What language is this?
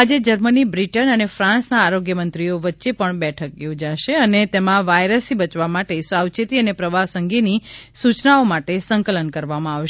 Gujarati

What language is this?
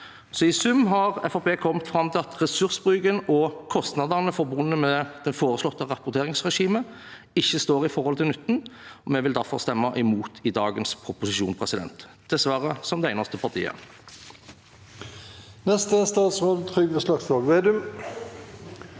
Norwegian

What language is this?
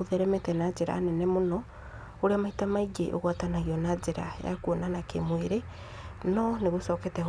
Kikuyu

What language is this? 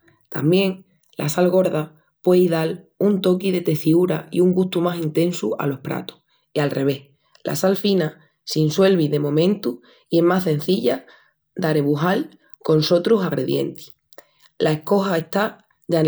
Extremaduran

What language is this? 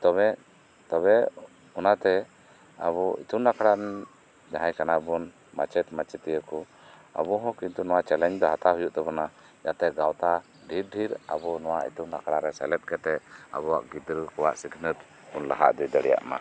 Santali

